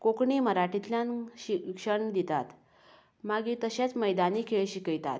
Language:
Konkani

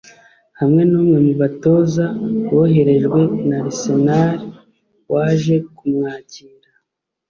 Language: Kinyarwanda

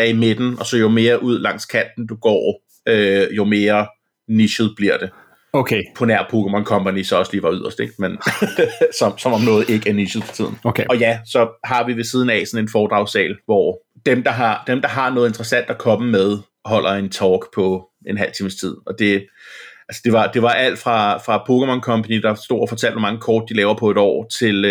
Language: Danish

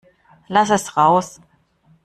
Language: German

